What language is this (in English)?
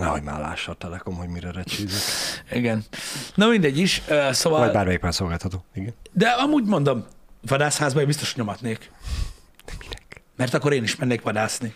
Hungarian